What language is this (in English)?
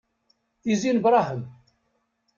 Kabyle